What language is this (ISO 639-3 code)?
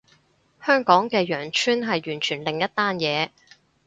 yue